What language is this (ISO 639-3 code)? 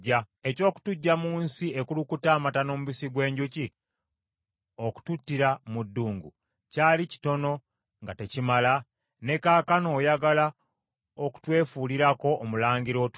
lug